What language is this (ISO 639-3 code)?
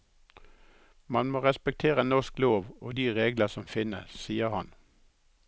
nor